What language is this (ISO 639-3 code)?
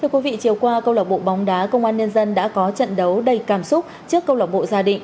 vie